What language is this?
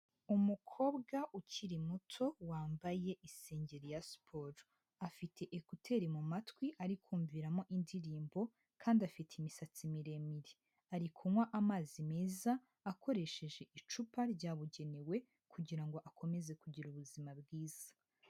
Kinyarwanda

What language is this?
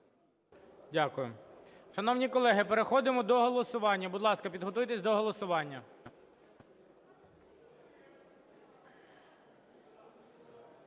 Ukrainian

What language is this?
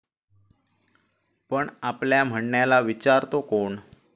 Marathi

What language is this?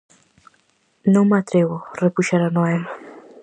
Galician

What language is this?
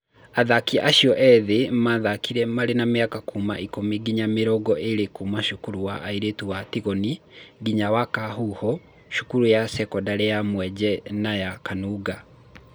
Kikuyu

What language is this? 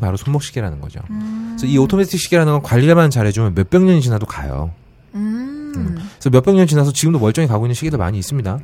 Korean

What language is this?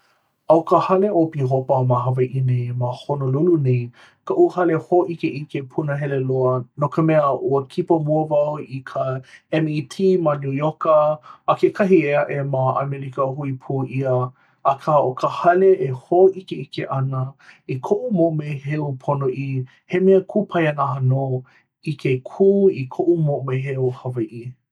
Hawaiian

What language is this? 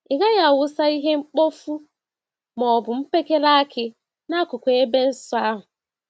Igbo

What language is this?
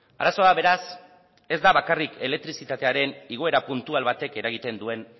Basque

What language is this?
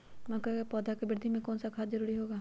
Magahi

